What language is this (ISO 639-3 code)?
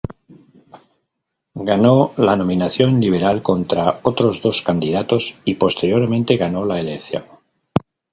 spa